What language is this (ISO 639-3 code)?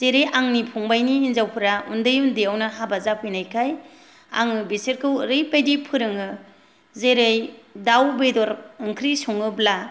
brx